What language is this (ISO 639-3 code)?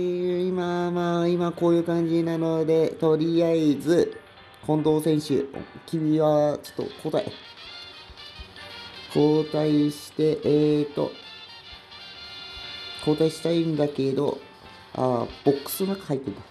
jpn